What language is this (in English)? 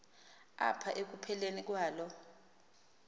Xhosa